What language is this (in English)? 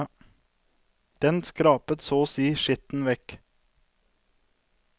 Norwegian